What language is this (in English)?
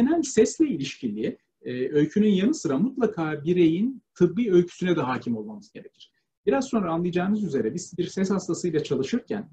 Turkish